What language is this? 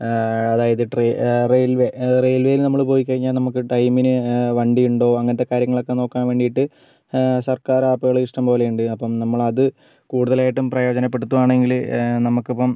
Malayalam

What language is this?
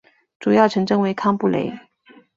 Chinese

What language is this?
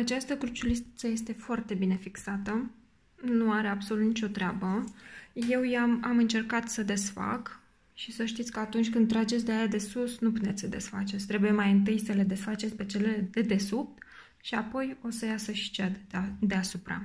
Romanian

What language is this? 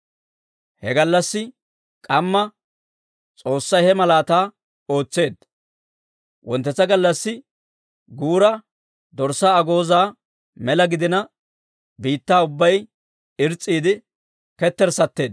Dawro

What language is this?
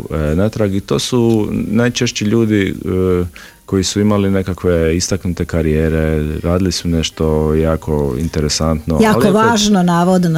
Croatian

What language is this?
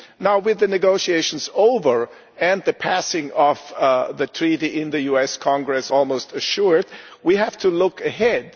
English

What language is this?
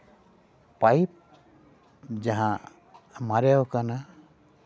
Santali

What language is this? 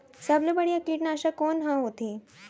Chhattisgarhi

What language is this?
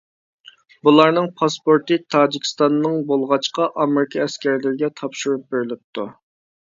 Uyghur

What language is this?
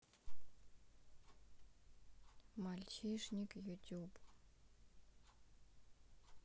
Russian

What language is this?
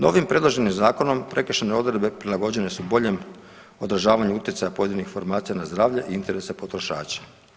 Croatian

